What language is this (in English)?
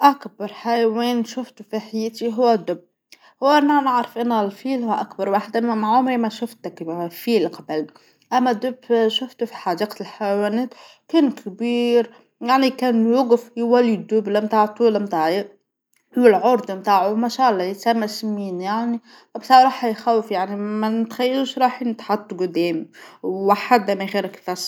Tunisian Arabic